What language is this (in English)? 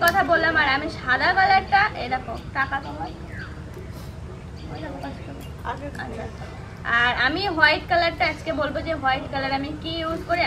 Hindi